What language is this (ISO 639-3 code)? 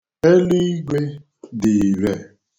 ibo